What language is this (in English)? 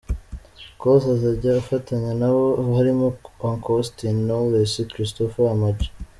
Kinyarwanda